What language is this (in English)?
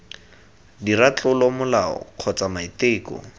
Tswana